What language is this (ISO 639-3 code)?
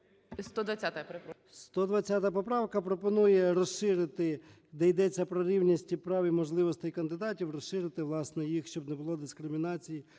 ukr